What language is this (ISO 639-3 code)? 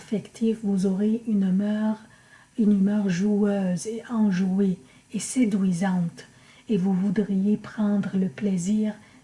fra